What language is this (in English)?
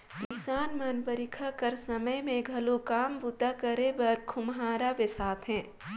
Chhattisgarhi